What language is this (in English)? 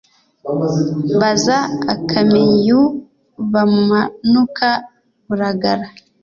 Kinyarwanda